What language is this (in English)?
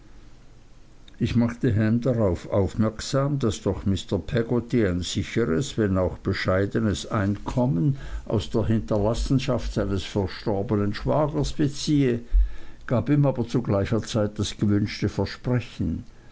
German